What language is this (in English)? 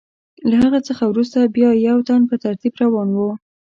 Pashto